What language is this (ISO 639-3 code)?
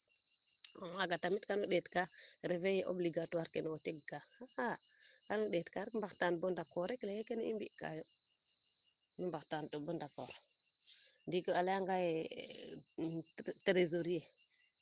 srr